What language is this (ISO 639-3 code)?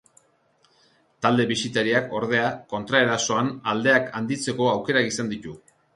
eus